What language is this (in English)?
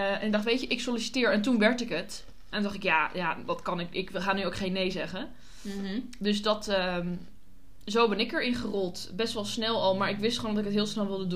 Dutch